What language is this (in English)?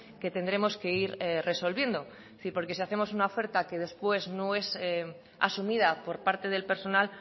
Spanish